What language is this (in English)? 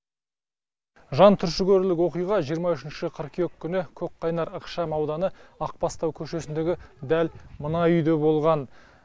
Kazakh